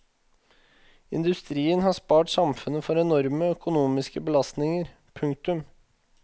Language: Norwegian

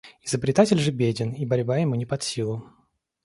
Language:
Russian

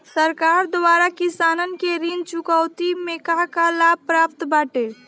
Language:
Bhojpuri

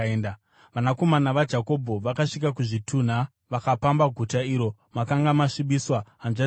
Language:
Shona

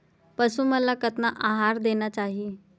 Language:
Chhattisgarhi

